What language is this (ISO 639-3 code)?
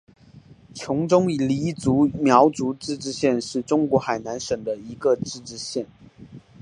zho